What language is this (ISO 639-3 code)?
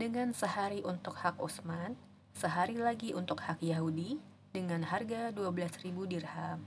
ind